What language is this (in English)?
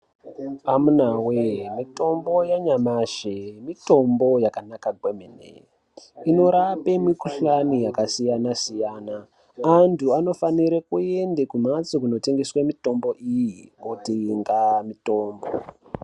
Ndau